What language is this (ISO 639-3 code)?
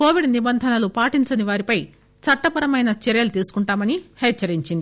tel